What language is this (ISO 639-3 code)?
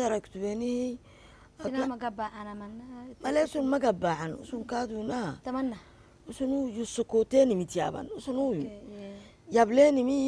ara